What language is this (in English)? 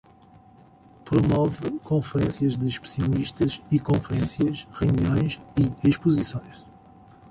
Portuguese